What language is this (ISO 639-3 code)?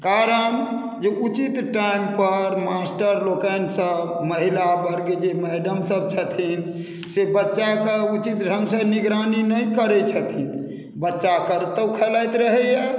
mai